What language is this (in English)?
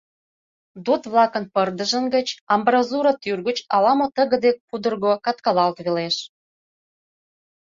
Mari